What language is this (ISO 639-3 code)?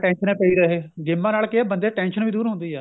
pan